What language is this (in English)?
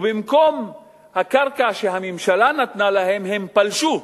Hebrew